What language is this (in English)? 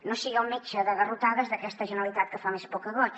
Catalan